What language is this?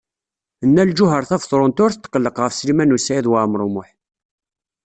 Kabyle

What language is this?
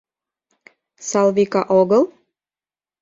Mari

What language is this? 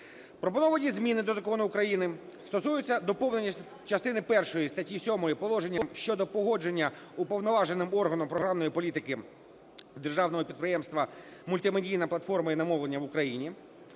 Ukrainian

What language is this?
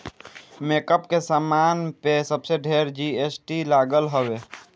Bhojpuri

